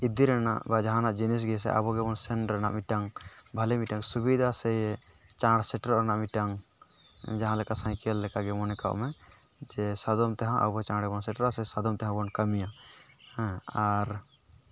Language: Santali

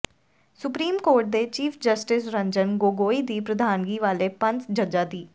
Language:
Punjabi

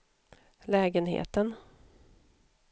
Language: Swedish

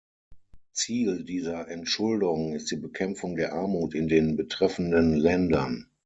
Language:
German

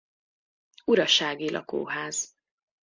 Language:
Hungarian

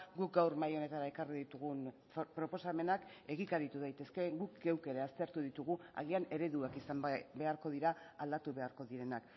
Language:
Basque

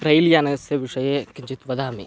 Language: Sanskrit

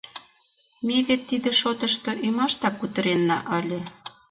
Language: Mari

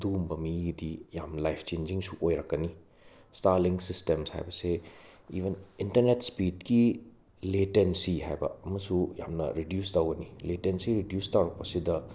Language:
Manipuri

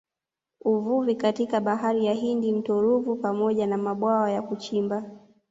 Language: Swahili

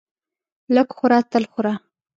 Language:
Pashto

